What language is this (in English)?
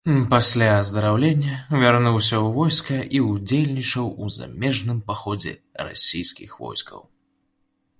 Belarusian